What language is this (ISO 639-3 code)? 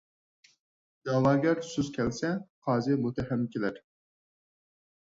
uig